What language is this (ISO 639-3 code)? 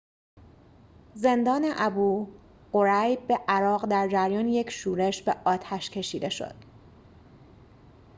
fas